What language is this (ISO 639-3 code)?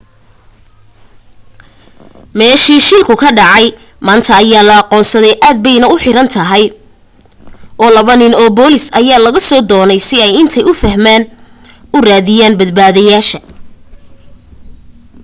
som